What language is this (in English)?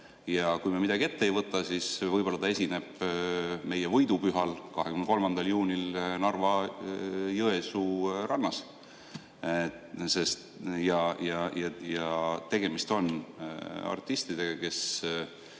Estonian